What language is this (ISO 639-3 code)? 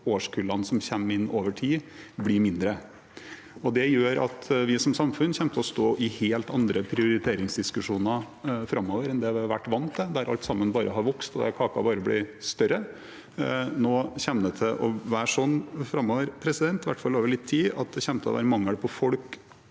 nor